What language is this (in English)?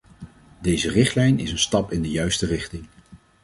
Dutch